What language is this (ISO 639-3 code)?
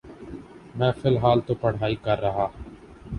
urd